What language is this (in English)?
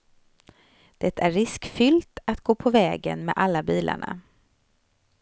Swedish